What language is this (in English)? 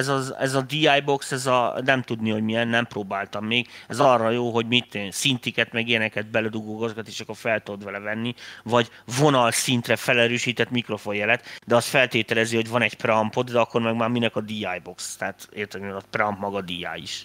Hungarian